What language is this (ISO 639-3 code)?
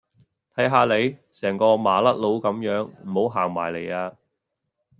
yue